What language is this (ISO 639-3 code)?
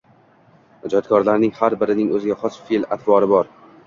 uzb